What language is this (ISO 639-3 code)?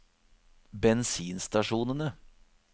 nor